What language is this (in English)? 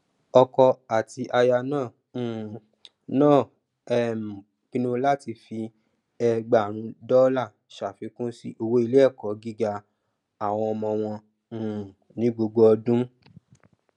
Yoruba